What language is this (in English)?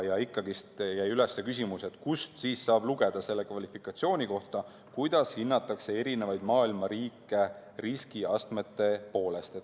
Estonian